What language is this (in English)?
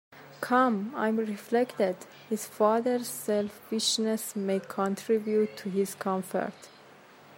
English